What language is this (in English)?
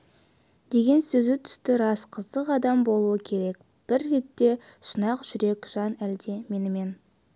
Kazakh